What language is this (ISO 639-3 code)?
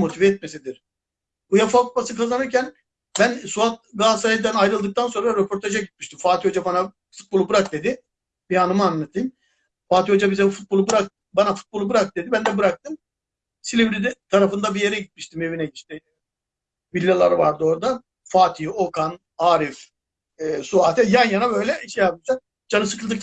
tur